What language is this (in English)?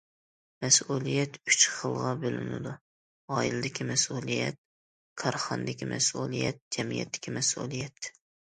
Uyghur